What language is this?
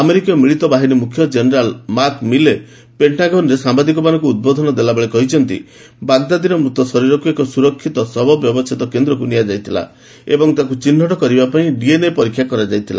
Odia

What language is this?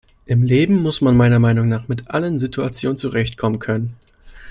German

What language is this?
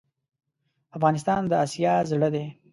Pashto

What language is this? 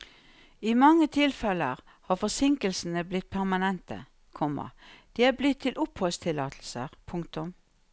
Norwegian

